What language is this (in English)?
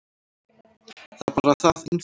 Icelandic